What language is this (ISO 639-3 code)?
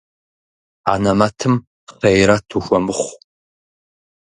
kbd